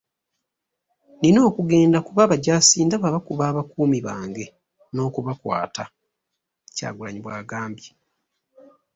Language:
Ganda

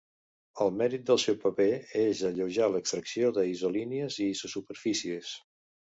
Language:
Catalan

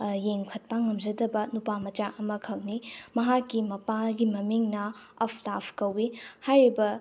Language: Manipuri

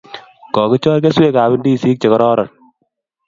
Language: Kalenjin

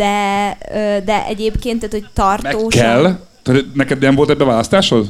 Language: Hungarian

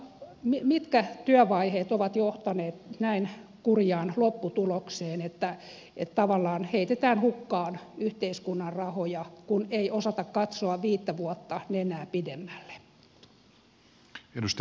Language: Finnish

